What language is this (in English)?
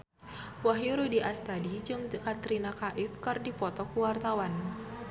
Sundanese